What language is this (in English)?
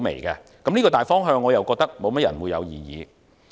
Cantonese